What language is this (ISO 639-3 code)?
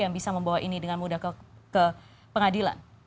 ind